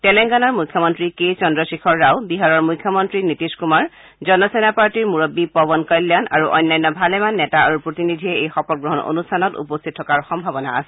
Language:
Assamese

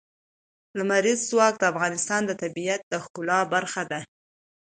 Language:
Pashto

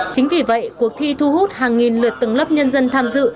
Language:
Vietnamese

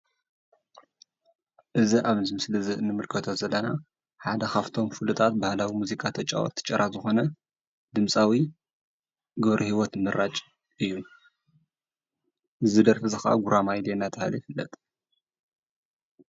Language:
Tigrinya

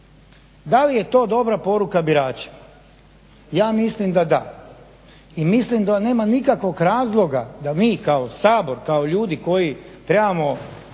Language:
Croatian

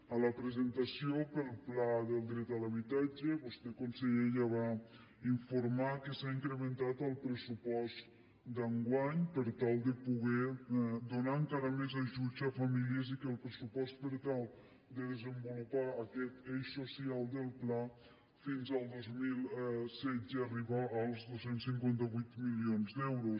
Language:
Catalan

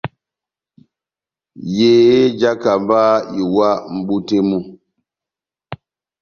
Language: Batanga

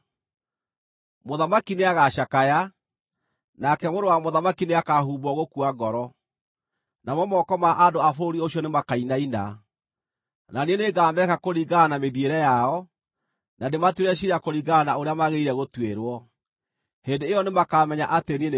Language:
Kikuyu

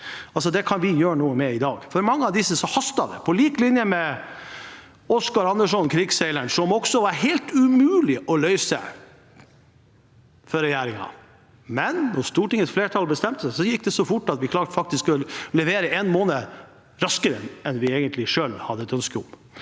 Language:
Norwegian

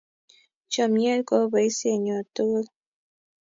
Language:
Kalenjin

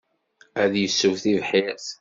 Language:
Kabyle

